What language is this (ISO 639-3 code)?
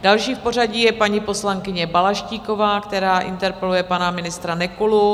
ces